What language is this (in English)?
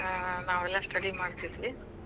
Kannada